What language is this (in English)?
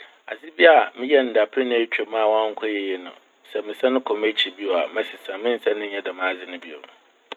Akan